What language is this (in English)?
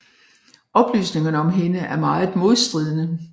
Danish